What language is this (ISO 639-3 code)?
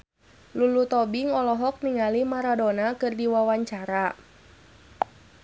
sun